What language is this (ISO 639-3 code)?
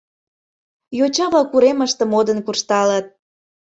chm